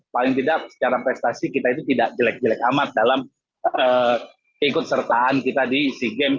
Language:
Indonesian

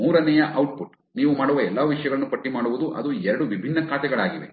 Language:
Kannada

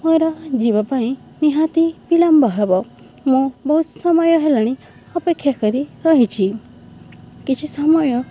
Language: Odia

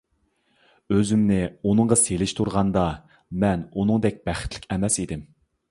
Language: Uyghur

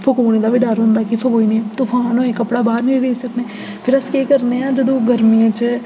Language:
Dogri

